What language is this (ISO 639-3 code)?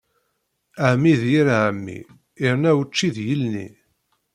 kab